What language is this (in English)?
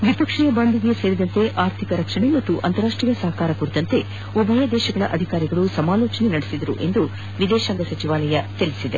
Kannada